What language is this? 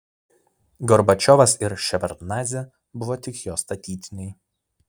Lithuanian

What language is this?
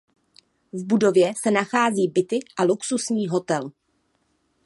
Czech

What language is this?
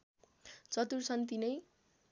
Nepali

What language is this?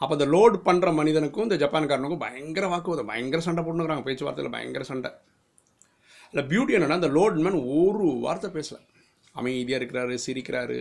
Tamil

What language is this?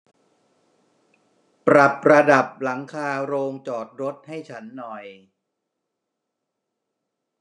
Thai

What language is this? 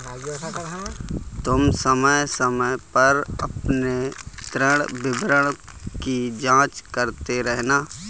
Hindi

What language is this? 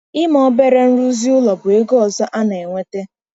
Igbo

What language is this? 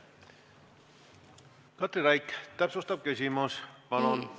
Estonian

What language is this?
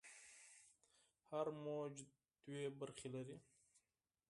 Pashto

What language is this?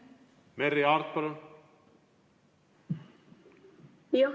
Estonian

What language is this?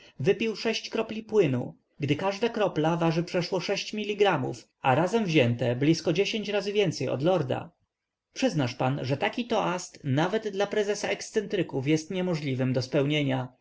Polish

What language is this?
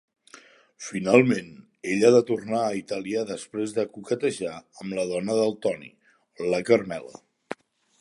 Catalan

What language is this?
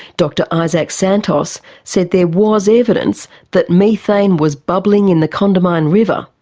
English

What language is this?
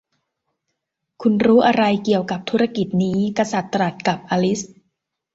Thai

